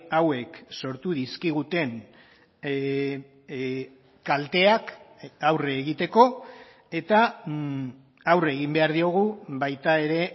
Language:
Basque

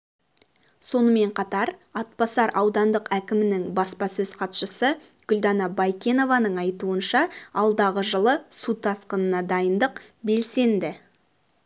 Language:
Kazakh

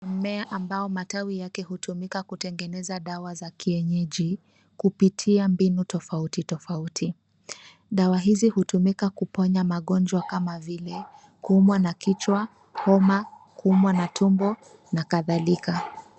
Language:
Swahili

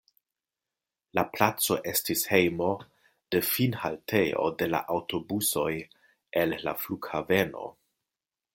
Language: Esperanto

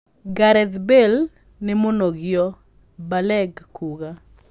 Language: Kikuyu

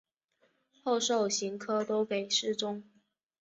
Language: Chinese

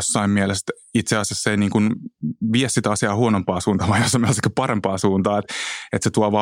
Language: Finnish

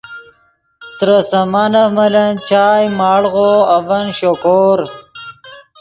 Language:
Yidgha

